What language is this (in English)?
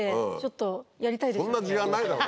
Japanese